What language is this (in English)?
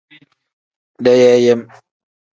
Tem